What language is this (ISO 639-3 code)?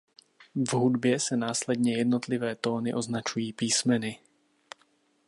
ces